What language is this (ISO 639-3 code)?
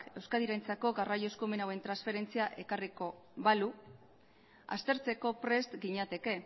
eus